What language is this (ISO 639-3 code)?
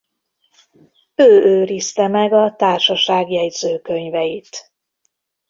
hun